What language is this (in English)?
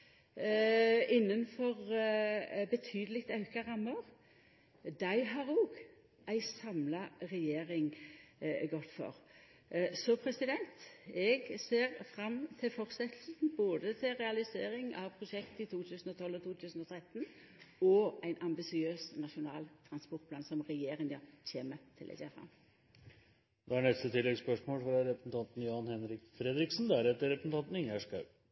Norwegian Nynorsk